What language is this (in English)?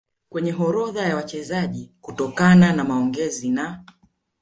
Swahili